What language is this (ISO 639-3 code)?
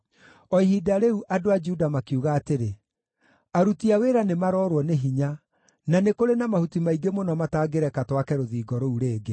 kik